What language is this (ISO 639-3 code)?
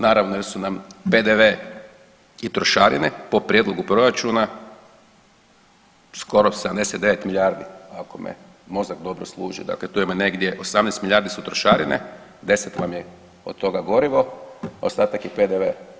hrv